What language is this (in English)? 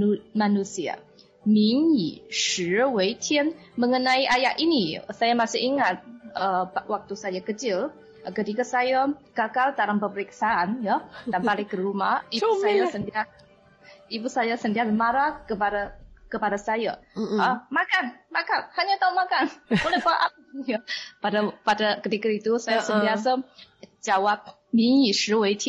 Malay